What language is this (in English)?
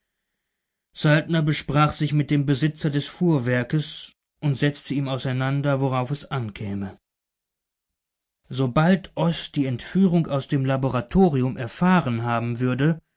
German